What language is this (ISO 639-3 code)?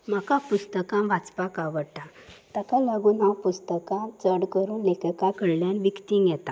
kok